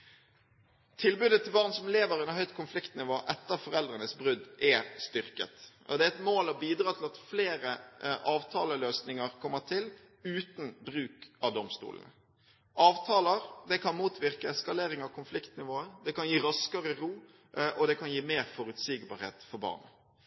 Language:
Norwegian Bokmål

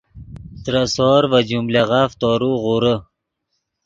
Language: Yidgha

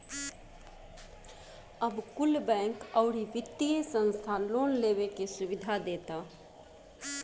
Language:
Bhojpuri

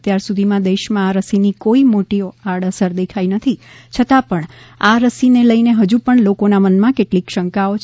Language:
Gujarati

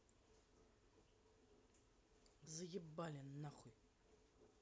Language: Russian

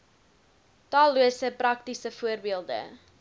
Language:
Afrikaans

